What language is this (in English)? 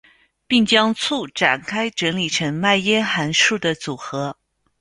Chinese